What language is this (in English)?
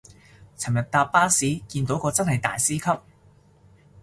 Cantonese